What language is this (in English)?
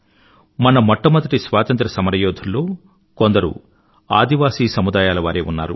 Telugu